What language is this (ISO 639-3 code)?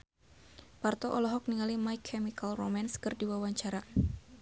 sun